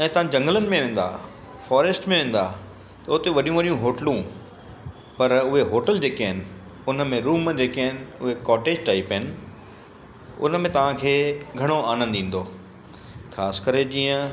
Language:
Sindhi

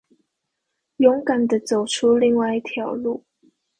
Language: Chinese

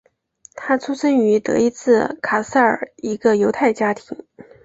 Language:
Chinese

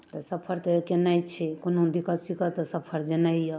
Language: Maithili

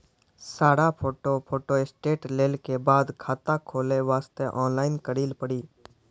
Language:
Maithili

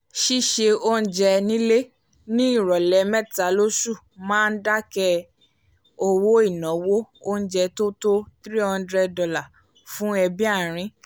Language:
Yoruba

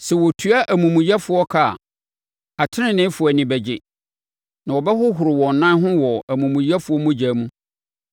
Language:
Akan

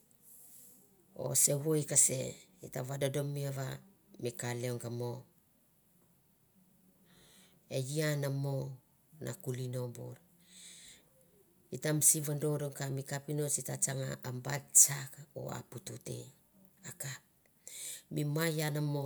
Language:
Mandara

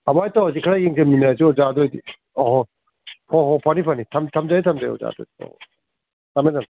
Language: Manipuri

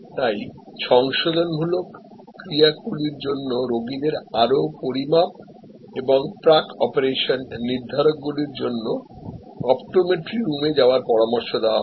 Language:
Bangla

